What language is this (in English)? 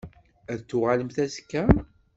Kabyle